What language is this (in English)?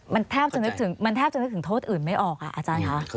Thai